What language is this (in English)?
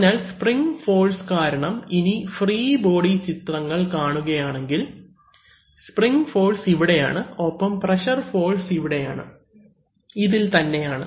Malayalam